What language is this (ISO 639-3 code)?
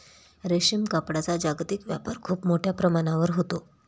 mar